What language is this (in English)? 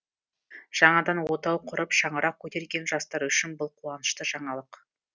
Kazakh